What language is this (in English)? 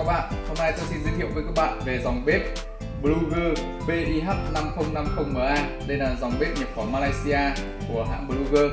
Vietnamese